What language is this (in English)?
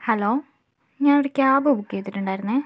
Malayalam